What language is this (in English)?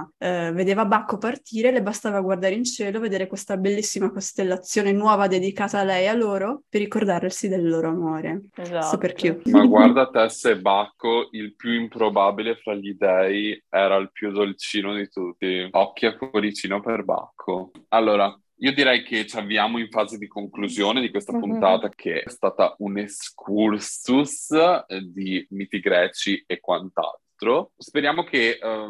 Italian